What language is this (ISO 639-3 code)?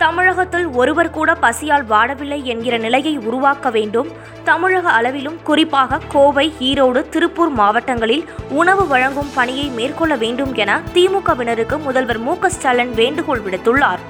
tam